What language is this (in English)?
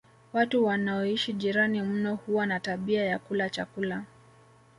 Swahili